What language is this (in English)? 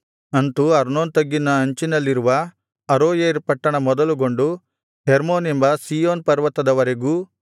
Kannada